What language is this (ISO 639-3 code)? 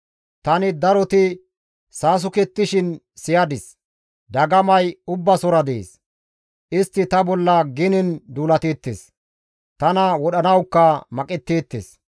gmv